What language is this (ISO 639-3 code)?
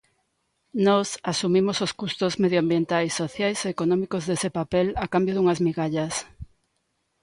glg